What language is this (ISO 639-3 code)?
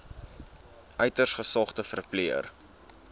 afr